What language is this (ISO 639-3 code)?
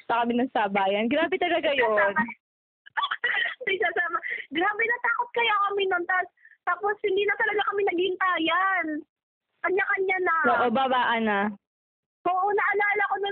fil